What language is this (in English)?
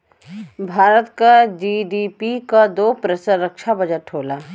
Bhojpuri